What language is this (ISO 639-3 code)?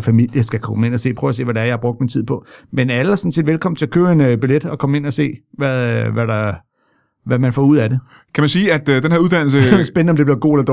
dan